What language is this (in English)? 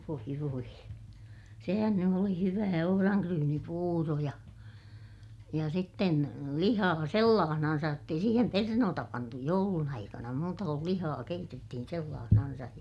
Finnish